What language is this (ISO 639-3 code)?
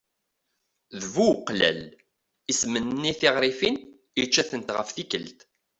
kab